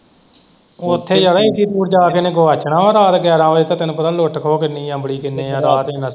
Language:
Punjabi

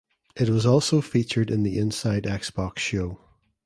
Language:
English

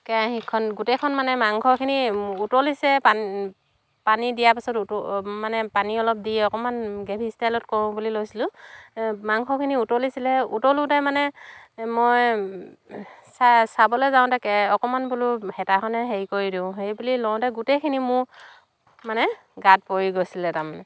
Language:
Assamese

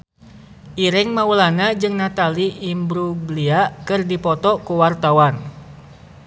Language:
Sundanese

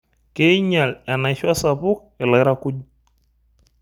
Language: Masai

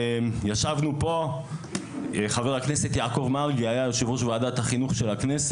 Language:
Hebrew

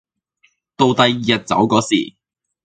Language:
Cantonese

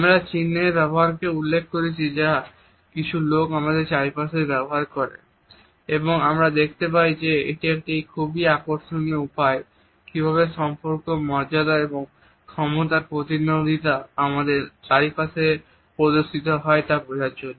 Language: Bangla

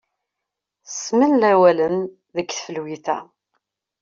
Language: Kabyle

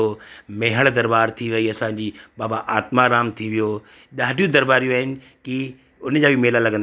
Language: Sindhi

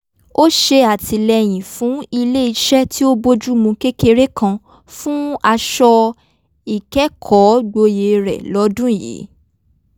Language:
Yoruba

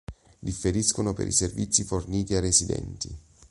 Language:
Italian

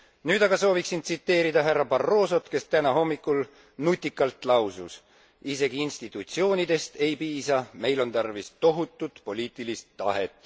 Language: Estonian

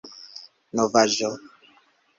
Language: Esperanto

